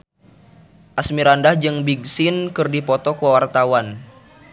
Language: Sundanese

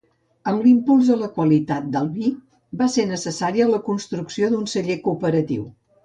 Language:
Catalan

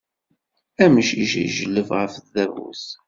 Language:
Kabyle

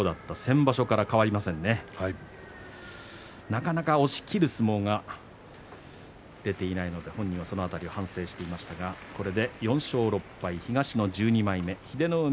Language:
Japanese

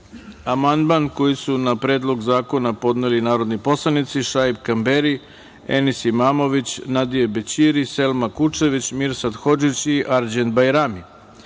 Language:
Serbian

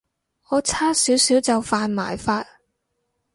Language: Cantonese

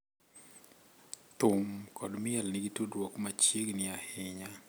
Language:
Luo (Kenya and Tanzania)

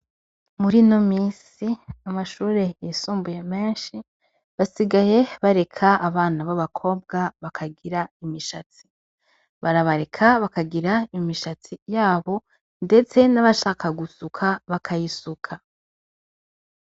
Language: Rundi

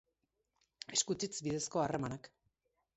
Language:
Basque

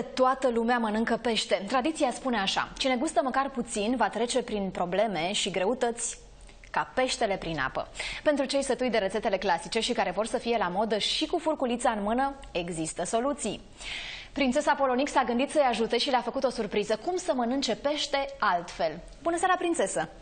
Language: Romanian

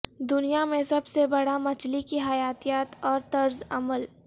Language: Urdu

